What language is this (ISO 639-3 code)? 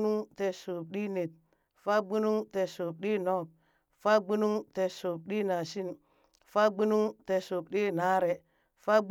bys